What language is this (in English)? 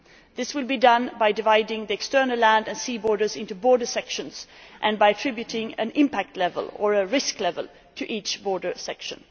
English